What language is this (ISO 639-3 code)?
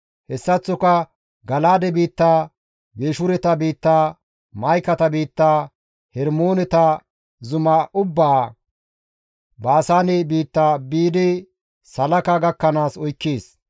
gmv